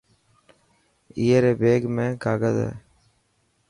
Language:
Dhatki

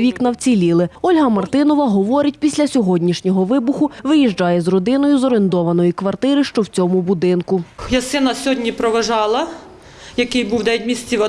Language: Ukrainian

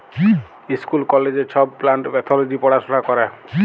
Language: Bangla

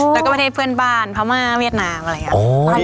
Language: Thai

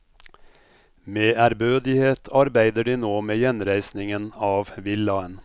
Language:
Norwegian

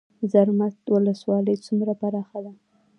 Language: Pashto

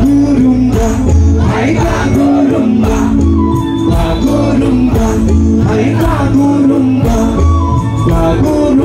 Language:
Arabic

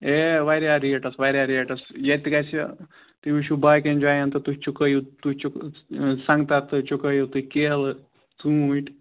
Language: Kashmiri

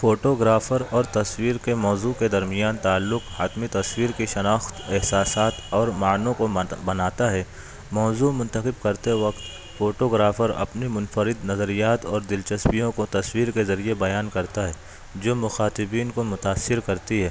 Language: Urdu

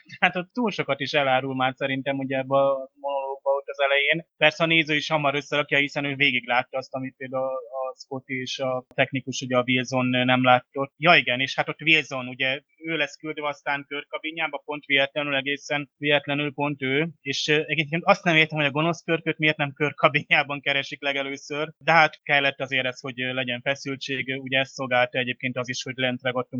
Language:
Hungarian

